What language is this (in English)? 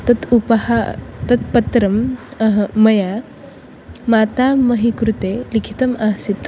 Sanskrit